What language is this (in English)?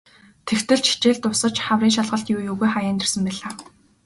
Mongolian